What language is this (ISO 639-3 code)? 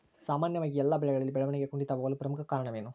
kan